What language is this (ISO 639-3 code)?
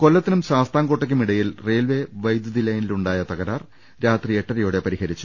mal